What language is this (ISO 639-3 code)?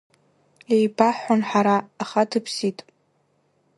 abk